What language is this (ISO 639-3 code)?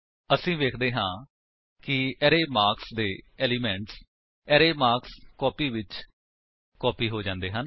pan